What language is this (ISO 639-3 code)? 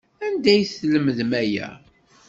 kab